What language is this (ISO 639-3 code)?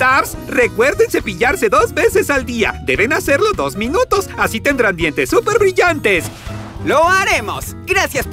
spa